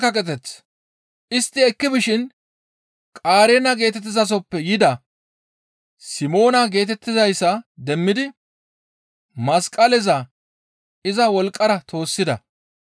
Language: Gamo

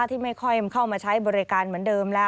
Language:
Thai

